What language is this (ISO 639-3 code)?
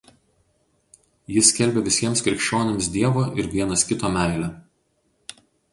lit